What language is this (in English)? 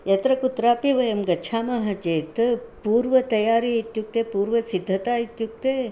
Sanskrit